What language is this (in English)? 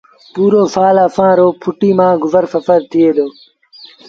Sindhi Bhil